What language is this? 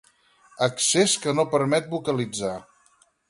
Catalan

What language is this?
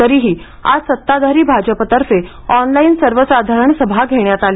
Marathi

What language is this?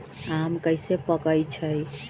Magahi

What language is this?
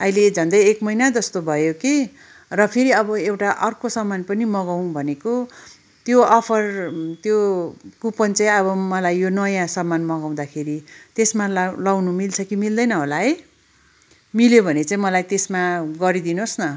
Nepali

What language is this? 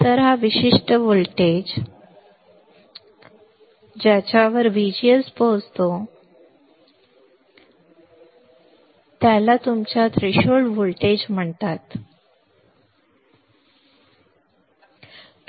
Marathi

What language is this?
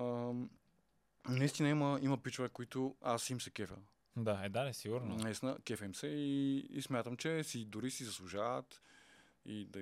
Bulgarian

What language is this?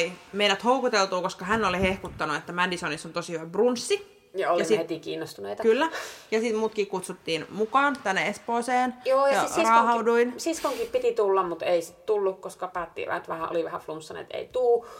Finnish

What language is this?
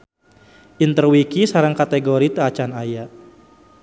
Sundanese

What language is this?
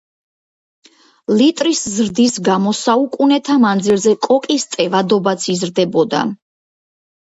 Georgian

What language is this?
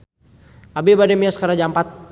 Sundanese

